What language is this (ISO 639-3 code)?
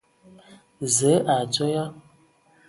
ewo